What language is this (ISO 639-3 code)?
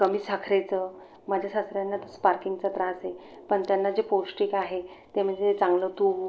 mar